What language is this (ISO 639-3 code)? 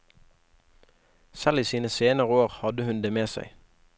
nor